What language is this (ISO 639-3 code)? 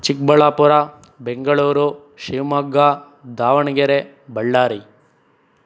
kan